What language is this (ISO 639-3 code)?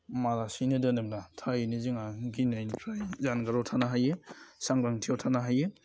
brx